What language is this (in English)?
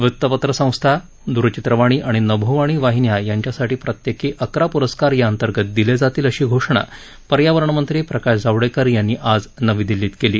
Marathi